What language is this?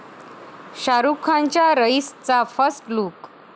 Marathi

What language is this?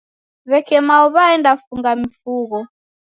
Taita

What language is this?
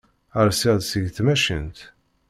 Kabyle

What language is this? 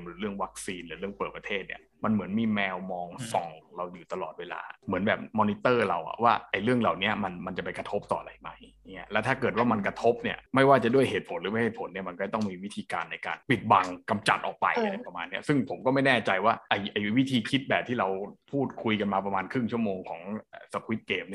Thai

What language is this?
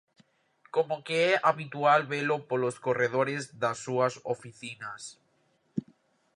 Galician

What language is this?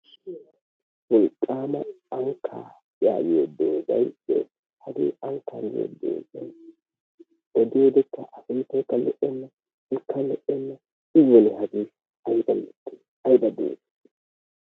Wolaytta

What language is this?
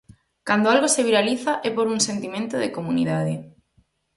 Galician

